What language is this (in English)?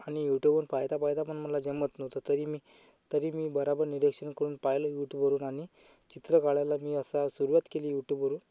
Marathi